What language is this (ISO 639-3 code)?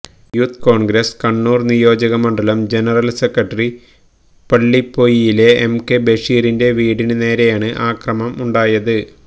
mal